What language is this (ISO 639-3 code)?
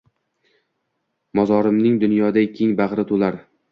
uzb